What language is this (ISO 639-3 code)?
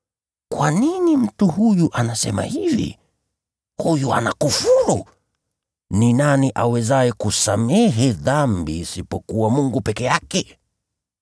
swa